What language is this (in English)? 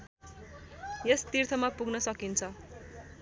Nepali